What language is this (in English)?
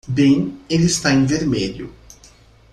Portuguese